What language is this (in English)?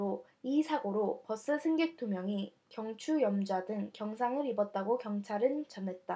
Korean